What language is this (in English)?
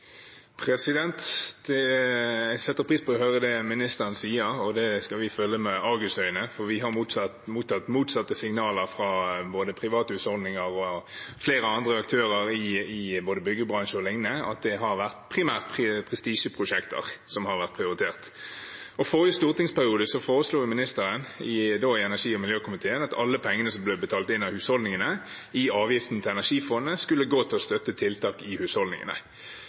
Norwegian Bokmål